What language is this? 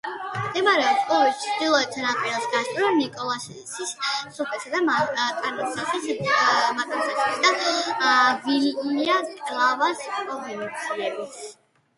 Georgian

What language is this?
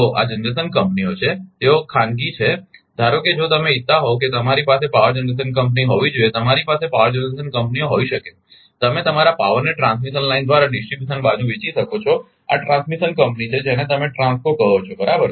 Gujarati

